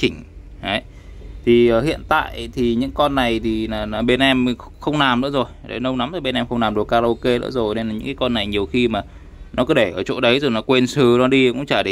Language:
Vietnamese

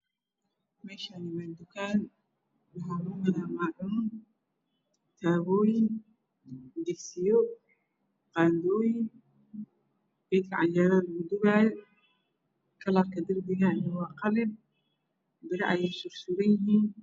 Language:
Somali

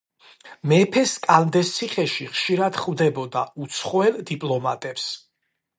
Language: Georgian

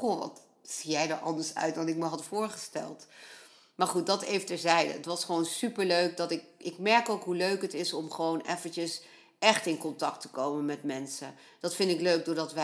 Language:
Dutch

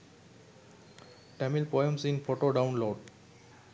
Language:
Sinhala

